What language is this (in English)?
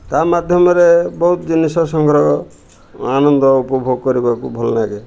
Odia